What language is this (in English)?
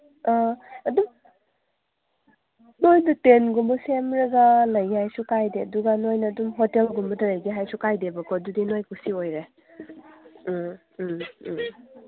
Manipuri